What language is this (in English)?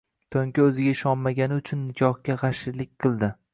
Uzbek